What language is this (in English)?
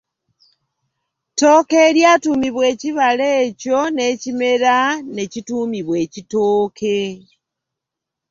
Ganda